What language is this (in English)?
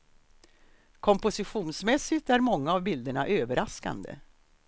Swedish